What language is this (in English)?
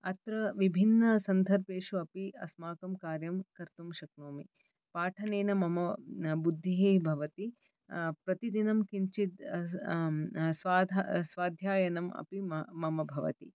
Sanskrit